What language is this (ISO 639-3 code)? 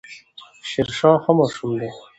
pus